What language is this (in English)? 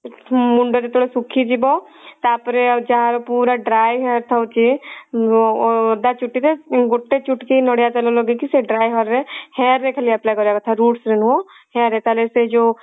Odia